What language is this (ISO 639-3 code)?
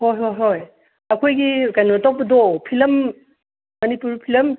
mni